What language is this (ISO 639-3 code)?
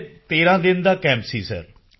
pan